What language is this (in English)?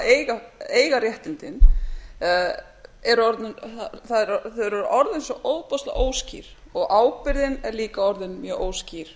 Icelandic